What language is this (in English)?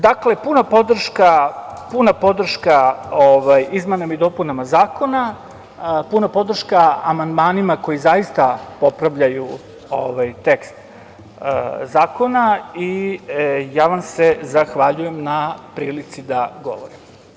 Serbian